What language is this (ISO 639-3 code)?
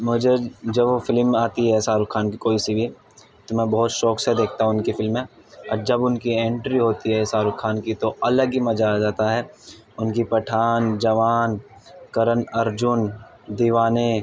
urd